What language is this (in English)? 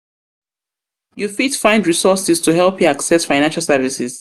Nigerian Pidgin